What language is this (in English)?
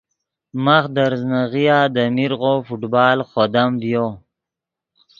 Yidgha